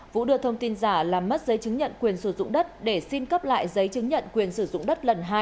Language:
Vietnamese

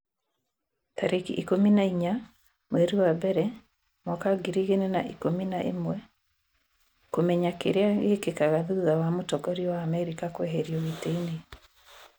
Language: Kikuyu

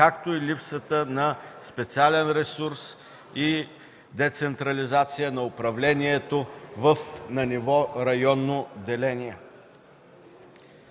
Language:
Bulgarian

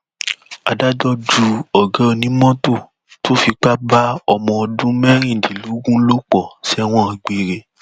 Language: Yoruba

